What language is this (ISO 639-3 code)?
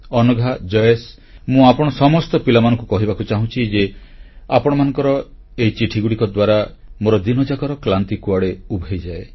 ori